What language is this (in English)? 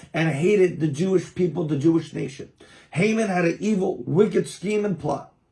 English